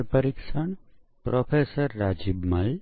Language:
Gujarati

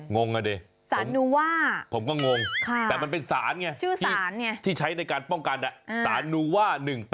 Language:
Thai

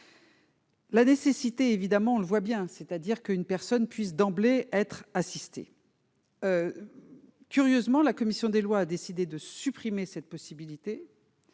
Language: French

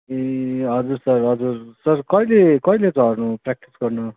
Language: Nepali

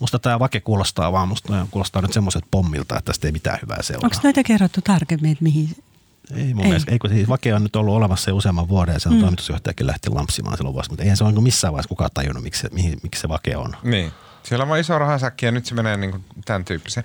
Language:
Finnish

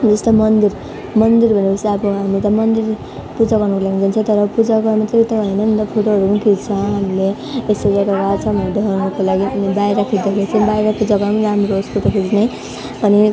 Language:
Nepali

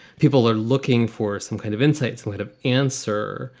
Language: English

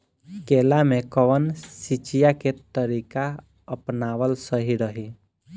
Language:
Bhojpuri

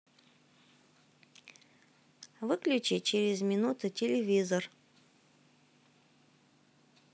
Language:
Russian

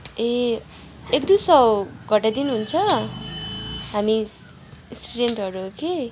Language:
Nepali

